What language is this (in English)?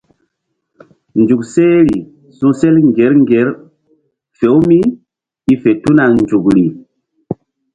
Mbum